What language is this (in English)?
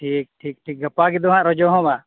Santali